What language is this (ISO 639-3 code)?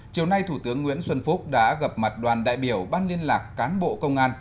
vie